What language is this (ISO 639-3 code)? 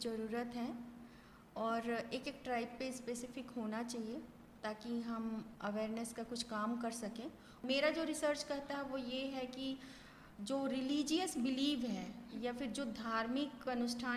hin